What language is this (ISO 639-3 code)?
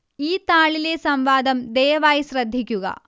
mal